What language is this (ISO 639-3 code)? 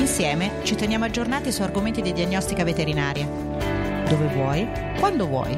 ita